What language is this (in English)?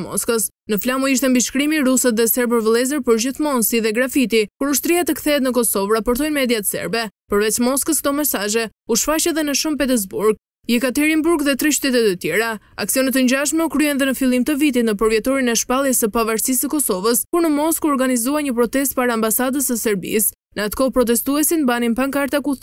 Romanian